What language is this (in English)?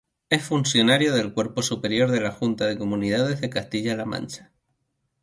Spanish